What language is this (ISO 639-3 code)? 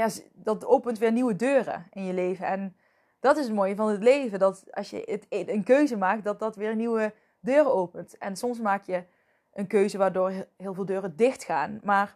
nld